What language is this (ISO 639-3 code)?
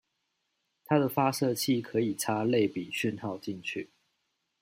zho